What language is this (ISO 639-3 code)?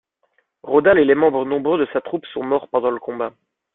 fra